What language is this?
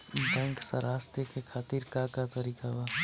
Bhojpuri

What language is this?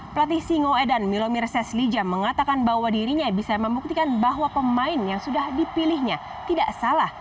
Indonesian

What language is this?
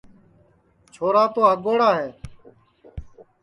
Sansi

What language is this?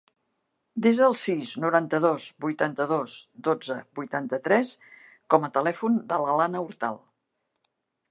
Catalan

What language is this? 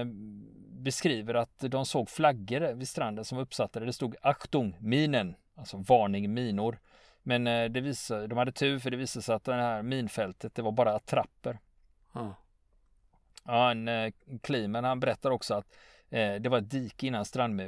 Swedish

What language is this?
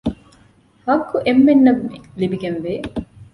Divehi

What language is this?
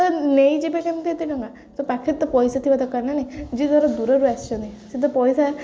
Odia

